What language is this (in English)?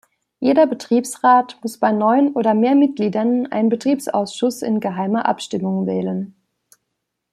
German